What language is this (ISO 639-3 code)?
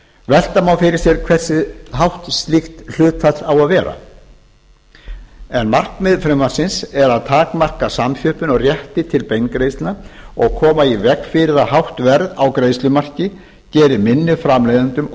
isl